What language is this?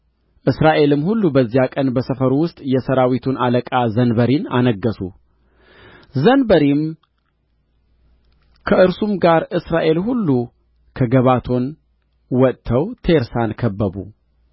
Amharic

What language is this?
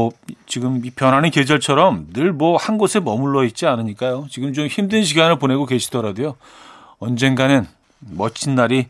Korean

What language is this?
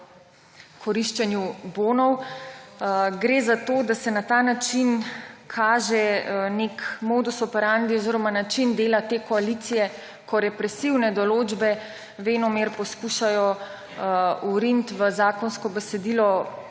Slovenian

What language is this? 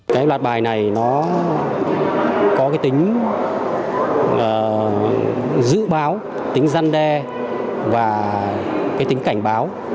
Vietnamese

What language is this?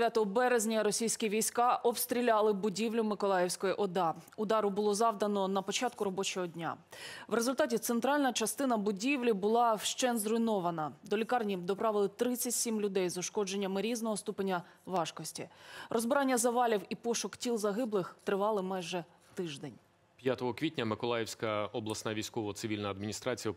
Ukrainian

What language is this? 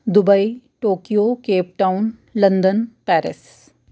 Dogri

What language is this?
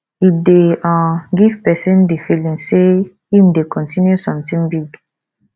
Nigerian Pidgin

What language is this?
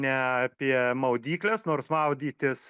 Lithuanian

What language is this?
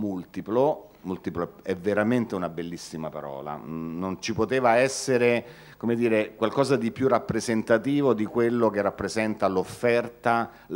Italian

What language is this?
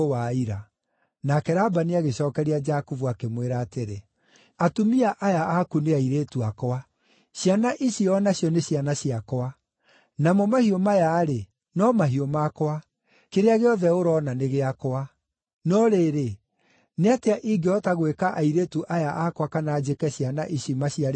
Kikuyu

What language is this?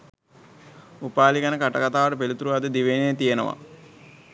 Sinhala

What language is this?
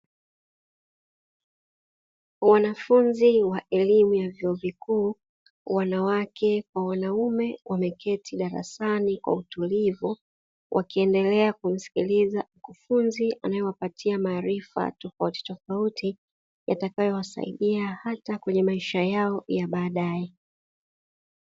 Swahili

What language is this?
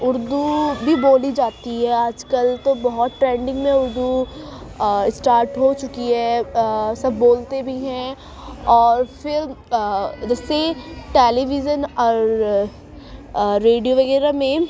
Urdu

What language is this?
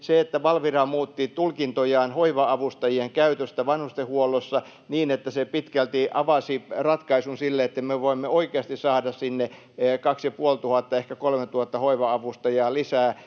Finnish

